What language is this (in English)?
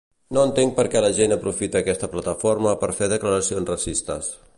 Catalan